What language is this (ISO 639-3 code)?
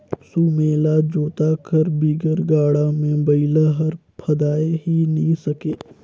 hne